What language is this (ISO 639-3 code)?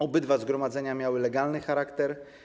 pol